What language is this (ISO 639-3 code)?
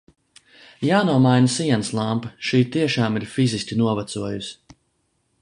lav